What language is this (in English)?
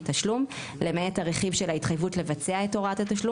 Hebrew